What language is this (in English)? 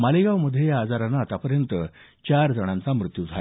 Marathi